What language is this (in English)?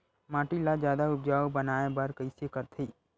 Chhattisgarhi